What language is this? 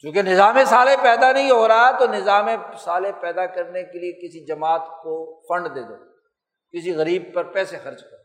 Urdu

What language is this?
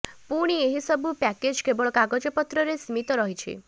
Odia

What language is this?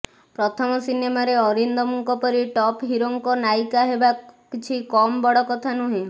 Odia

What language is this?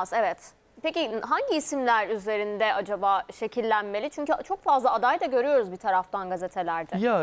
Turkish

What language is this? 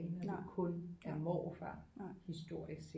Danish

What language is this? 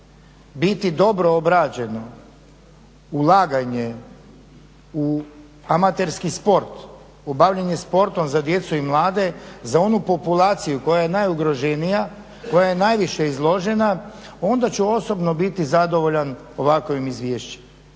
Croatian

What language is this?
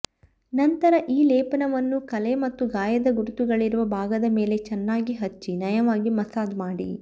Kannada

